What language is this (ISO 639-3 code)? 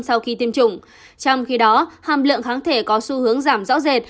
vie